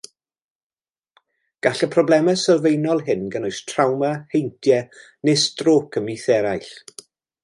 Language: Welsh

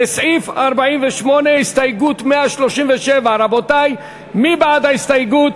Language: Hebrew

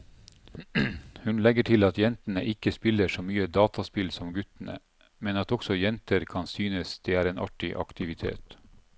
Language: Norwegian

